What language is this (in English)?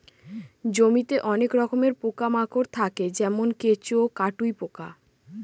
Bangla